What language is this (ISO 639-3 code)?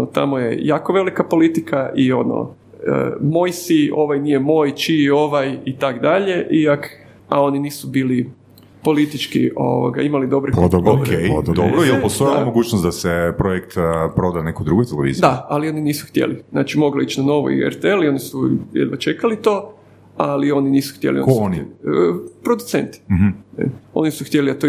hrv